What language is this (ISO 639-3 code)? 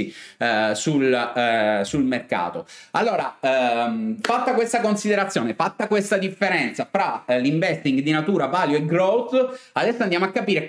ita